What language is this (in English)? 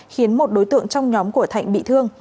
Vietnamese